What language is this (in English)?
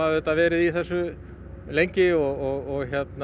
Icelandic